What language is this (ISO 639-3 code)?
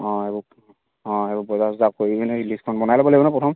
asm